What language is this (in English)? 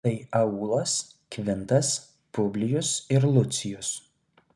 Lithuanian